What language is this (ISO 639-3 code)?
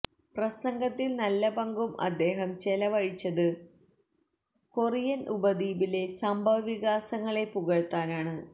mal